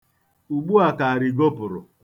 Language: Igbo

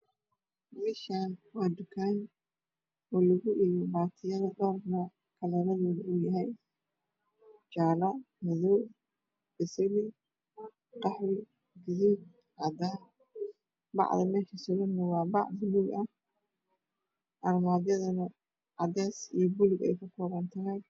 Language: Somali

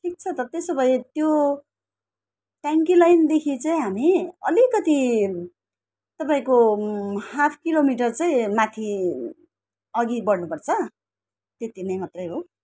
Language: Nepali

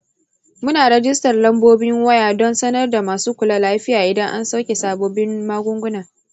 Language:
Hausa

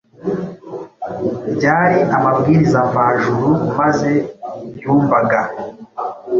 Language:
Kinyarwanda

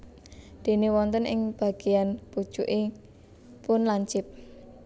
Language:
Javanese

